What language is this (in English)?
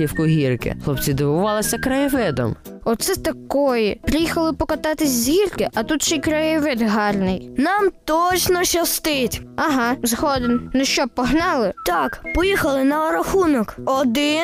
Ukrainian